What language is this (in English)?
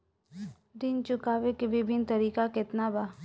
Bhojpuri